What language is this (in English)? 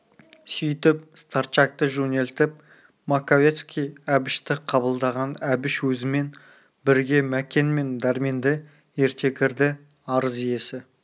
Kazakh